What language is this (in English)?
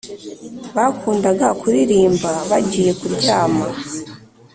Kinyarwanda